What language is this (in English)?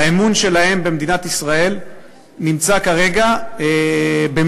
Hebrew